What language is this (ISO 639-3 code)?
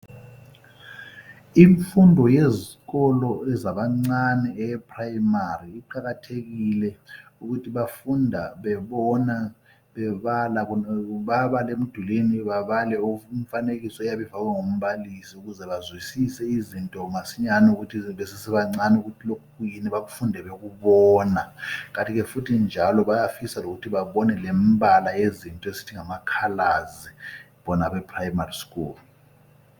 nde